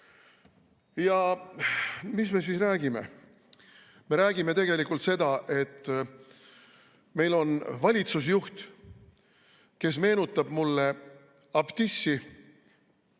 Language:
Estonian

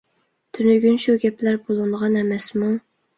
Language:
Uyghur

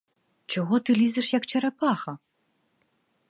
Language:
Ukrainian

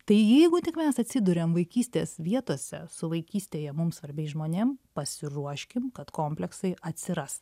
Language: Lithuanian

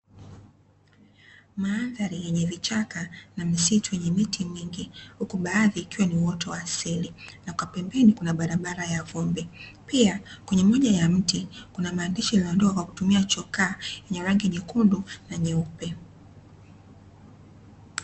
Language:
Swahili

